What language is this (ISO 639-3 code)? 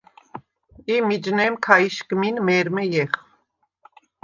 sva